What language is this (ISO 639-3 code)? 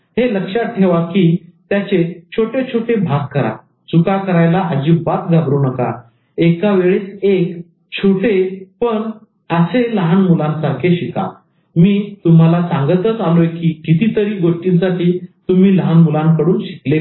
mar